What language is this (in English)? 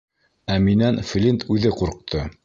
Bashkir